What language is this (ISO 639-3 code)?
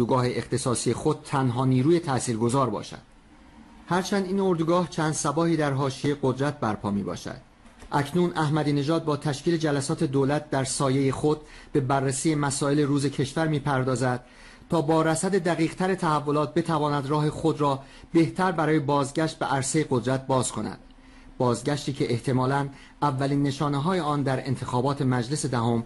fas